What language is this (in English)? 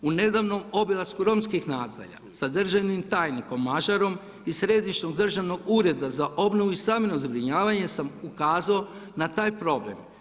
Croatian